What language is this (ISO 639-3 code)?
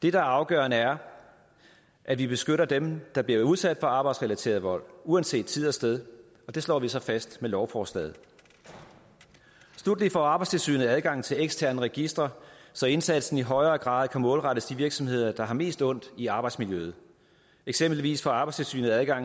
dan